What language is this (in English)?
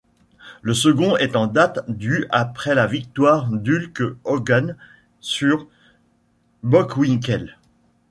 French